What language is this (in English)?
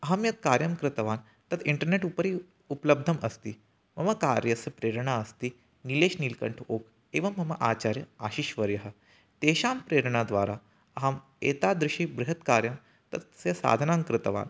Sanskrit